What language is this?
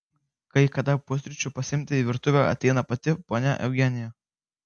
Lithuanian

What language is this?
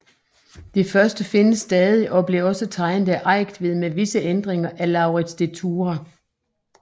Danish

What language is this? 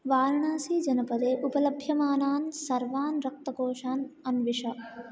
Sanskrit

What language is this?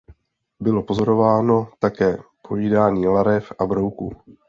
Czech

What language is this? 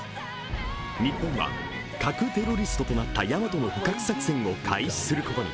Japanese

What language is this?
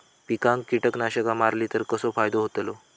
Marathi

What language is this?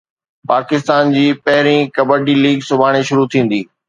Sindhi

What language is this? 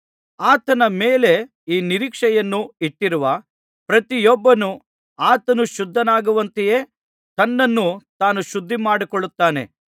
Kannada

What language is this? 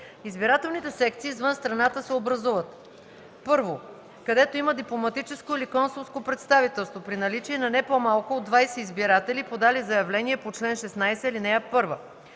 Bulgarian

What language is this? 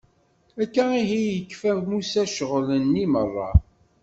Kabyle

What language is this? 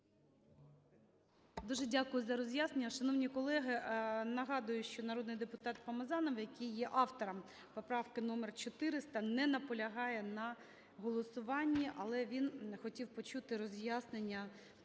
Ukrainian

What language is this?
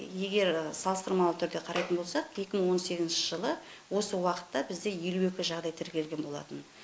Kazakh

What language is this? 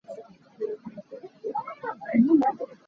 Hakha Chin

